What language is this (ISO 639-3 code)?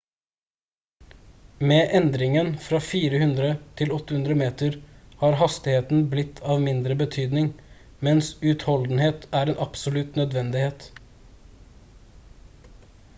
nob